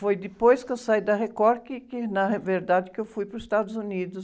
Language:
Portuguese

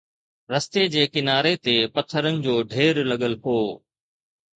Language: Sindhi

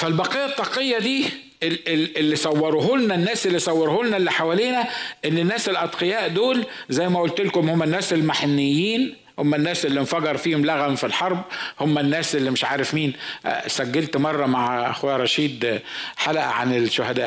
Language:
Arabic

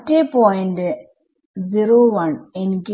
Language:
Malayalam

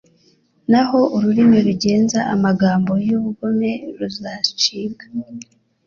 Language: Kinyarwanda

